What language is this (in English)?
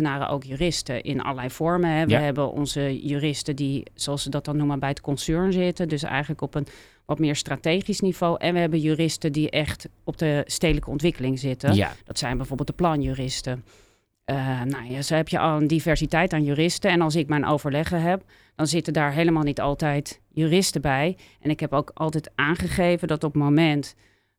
Dutch